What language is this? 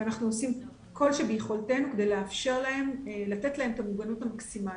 Hebrew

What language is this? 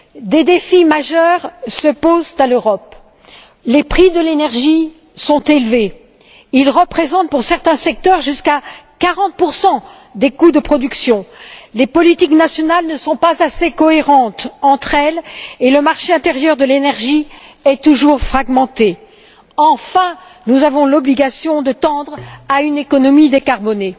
French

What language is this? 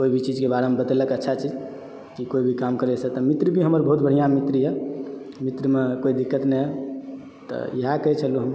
Maithili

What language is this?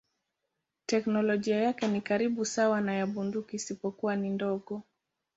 Swahili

